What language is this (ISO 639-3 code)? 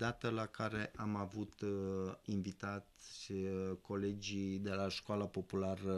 ron